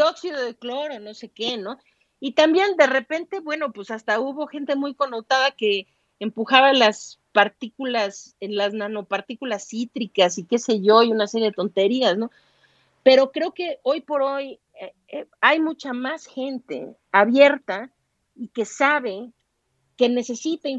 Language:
Spanish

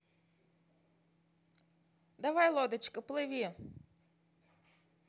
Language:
Russian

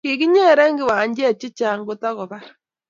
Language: Kalenjin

